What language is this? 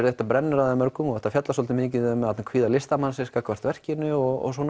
Icelandic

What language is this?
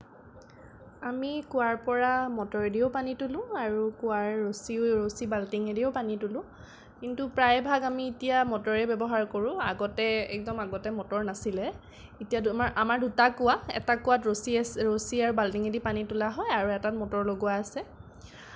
Assamese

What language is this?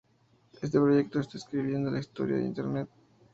Spanish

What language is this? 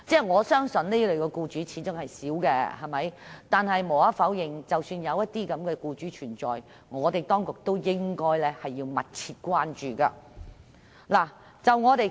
Cantonese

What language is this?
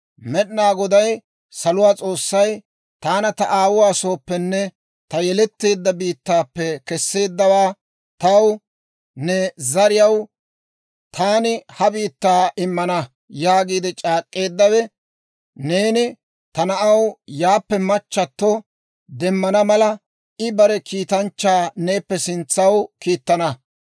Dawro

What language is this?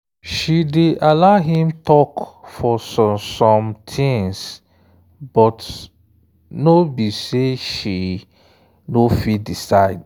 Nigerian Pidgin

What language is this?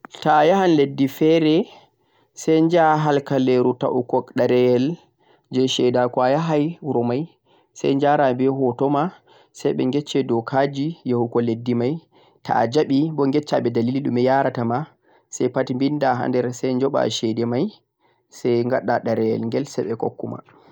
Central-Eastern Niger Fulfulde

